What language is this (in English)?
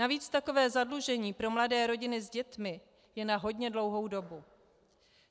Czech